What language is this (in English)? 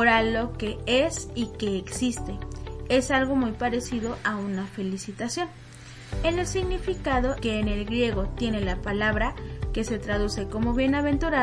Spanish